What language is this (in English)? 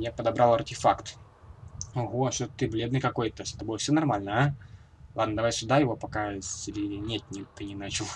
Russian